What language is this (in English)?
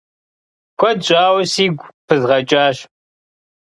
Kabardian